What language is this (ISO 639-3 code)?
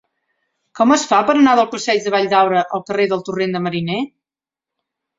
cat